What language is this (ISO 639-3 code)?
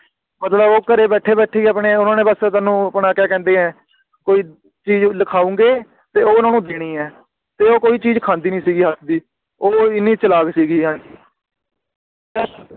pan